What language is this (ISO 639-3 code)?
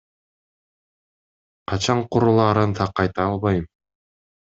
kir